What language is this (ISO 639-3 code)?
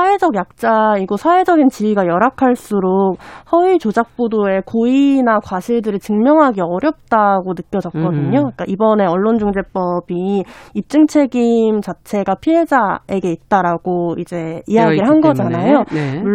kor